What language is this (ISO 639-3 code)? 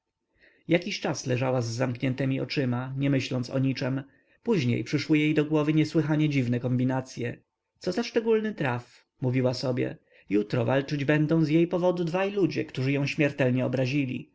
pol